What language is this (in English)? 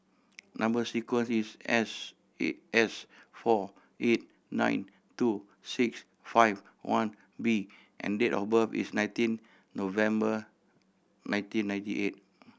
English